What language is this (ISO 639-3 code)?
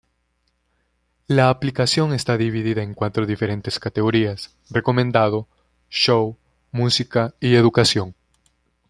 spa